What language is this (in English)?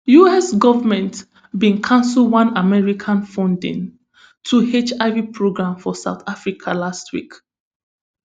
Nigerian Pidgin